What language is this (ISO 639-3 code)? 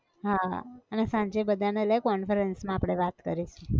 guj